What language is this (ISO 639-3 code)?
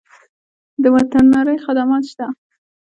pus